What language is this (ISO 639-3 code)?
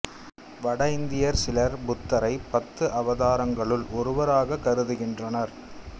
tam